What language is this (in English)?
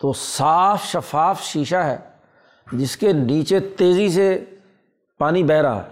Urdu